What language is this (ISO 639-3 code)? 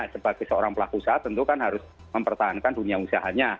ind